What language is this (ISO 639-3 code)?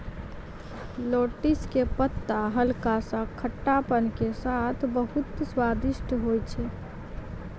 mai